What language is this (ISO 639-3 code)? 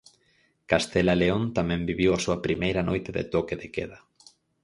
glg